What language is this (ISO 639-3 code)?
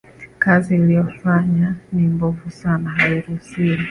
swa